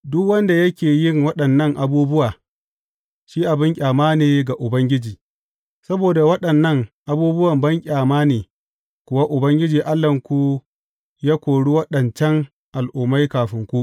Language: Hausa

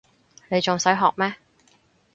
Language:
Cantonese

